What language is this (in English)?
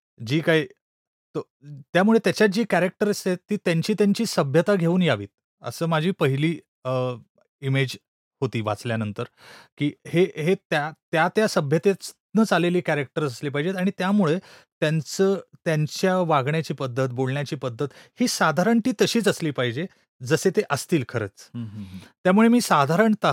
Marathi